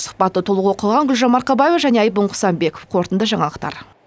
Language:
Kazakh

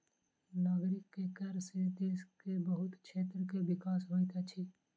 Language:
Maithili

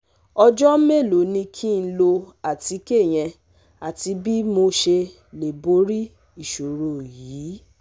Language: Yoruba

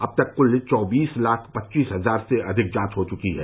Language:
Hindi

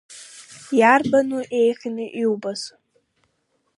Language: Abkhazian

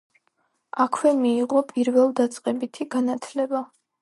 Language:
Georgian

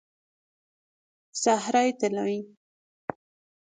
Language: Persian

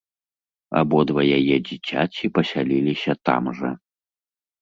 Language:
Belarusian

